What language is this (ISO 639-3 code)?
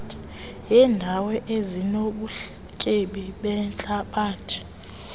xho